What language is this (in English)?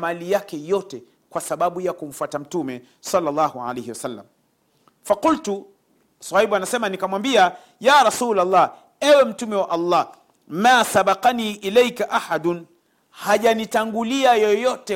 Swahili